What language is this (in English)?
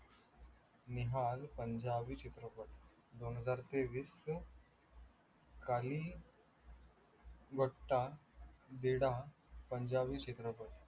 Marathi